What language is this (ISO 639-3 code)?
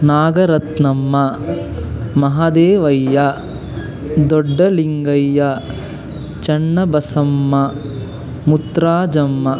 kan